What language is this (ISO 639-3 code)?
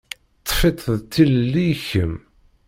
kab